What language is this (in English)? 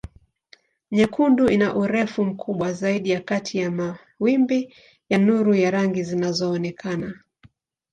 Swahili